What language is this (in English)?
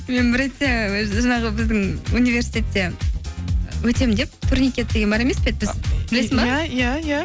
Kazakh